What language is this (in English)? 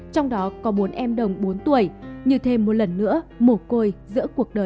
Vietnamese